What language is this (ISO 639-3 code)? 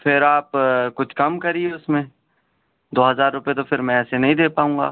urd